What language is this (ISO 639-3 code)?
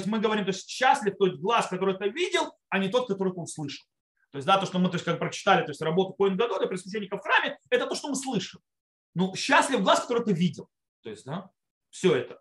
rus